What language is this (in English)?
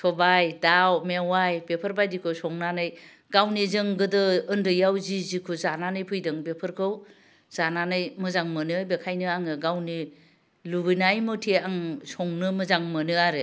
Bodo